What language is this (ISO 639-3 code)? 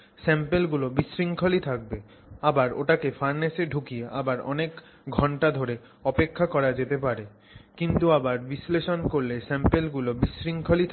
ben